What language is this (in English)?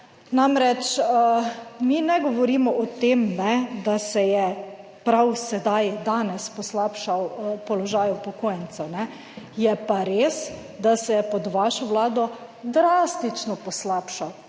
Slovenian